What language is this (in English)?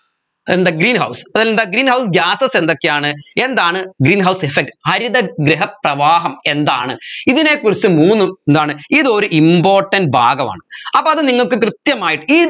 Malayalam